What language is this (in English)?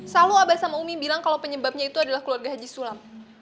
Indonesian